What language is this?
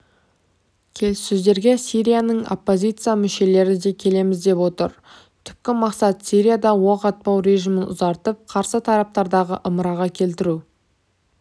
Kazakh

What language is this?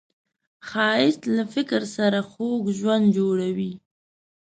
Pashto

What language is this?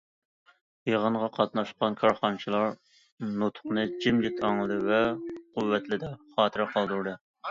Uyghur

